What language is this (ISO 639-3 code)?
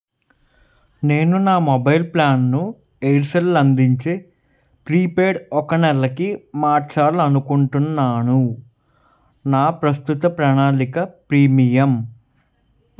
tel